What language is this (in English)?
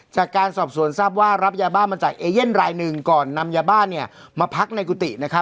Thai